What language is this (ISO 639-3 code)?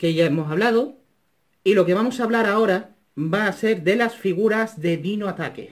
spa